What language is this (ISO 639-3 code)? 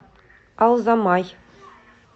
rus